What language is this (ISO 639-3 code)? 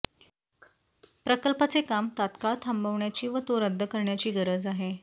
mar